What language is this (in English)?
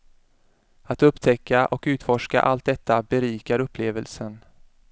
Swedish